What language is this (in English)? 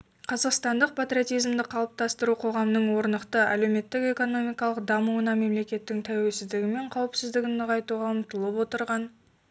Kazakh